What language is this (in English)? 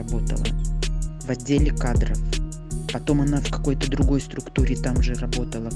Russian